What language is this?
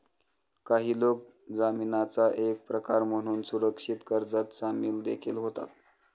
Marathi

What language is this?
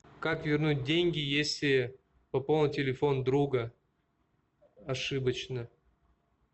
Russian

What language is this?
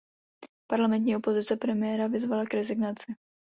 Czech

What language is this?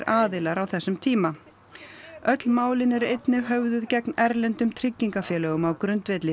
Icelandic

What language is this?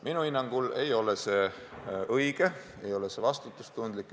Estonian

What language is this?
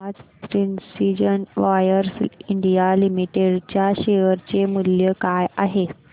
Marathi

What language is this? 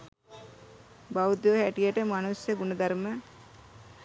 Sinhala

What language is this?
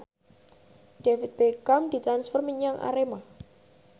Javanese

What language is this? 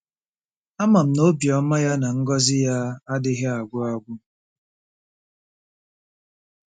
Igbo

